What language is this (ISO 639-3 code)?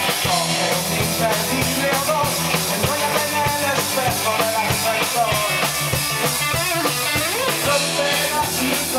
hun